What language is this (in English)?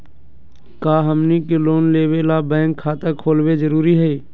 Magahi